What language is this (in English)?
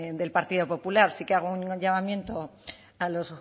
Spanish